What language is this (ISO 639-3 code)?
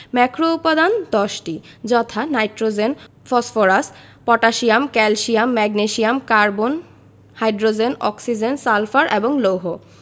ben